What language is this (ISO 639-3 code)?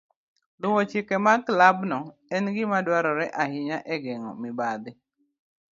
luo